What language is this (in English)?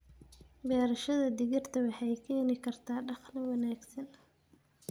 Somali